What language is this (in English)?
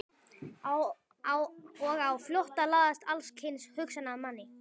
Icelandic